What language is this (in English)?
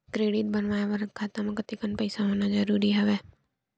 Chhattisgarhi